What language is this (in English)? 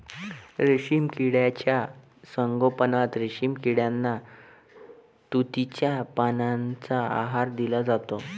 Marathi